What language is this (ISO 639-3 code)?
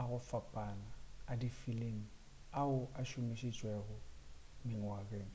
nso